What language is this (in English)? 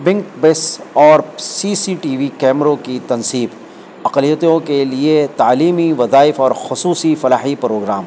Urdu